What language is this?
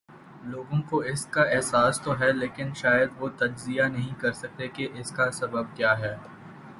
Urdu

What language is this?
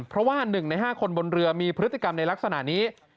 Thai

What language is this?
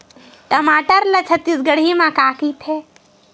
Chhattisgarhi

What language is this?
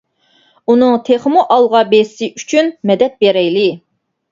Uyghur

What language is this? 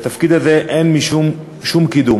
Hebrew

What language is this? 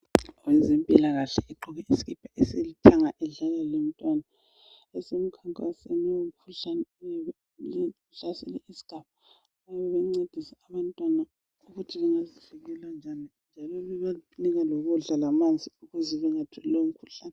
North Ndebele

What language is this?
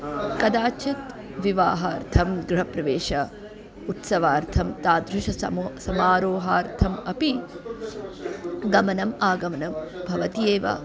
Sanskrit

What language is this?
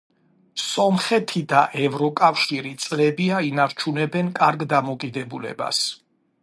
Georgian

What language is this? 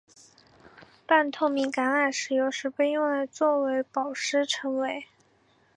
Chinese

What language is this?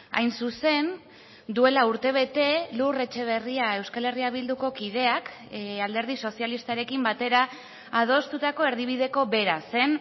Basque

